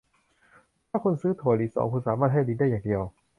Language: Thai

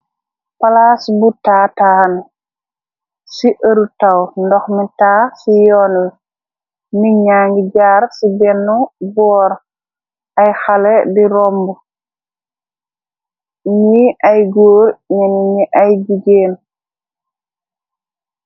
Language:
Wolof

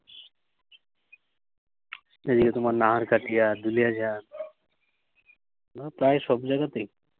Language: Bangla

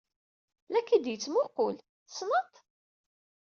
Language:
Kabyle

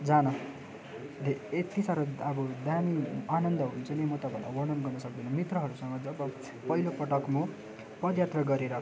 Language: Nepali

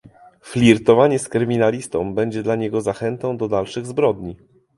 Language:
Polish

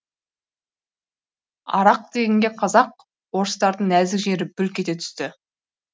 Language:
Kazakh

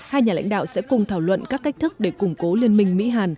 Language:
Vietnamese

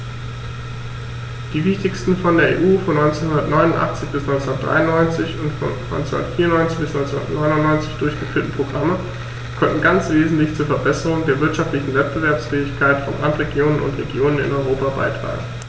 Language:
German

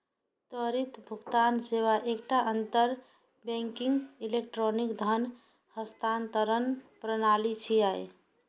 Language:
Maithili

